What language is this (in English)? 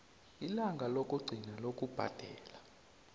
South Ndebele